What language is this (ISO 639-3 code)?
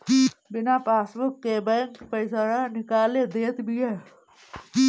bho